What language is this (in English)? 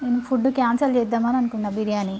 Telugu